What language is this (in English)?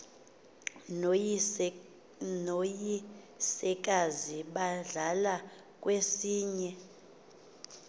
Xhosa